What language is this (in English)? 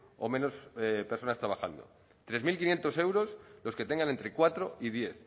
Spanish